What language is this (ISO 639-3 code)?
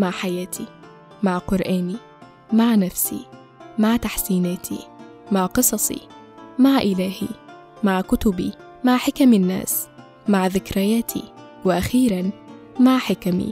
ara